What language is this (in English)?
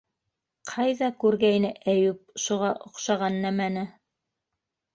Bashkir